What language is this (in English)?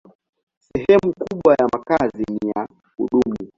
Swahili